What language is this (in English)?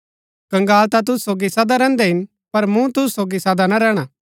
Gaddi